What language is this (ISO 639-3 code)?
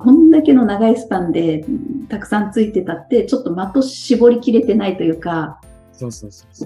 jpn